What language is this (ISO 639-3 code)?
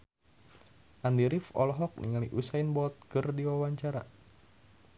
sun